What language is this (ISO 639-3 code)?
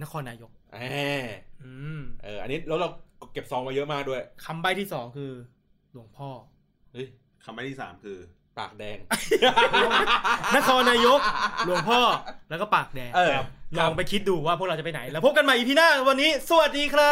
tha